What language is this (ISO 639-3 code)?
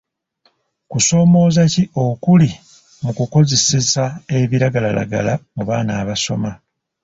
lug